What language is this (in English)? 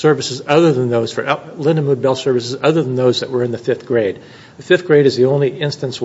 English